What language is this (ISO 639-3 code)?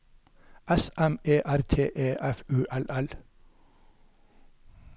nor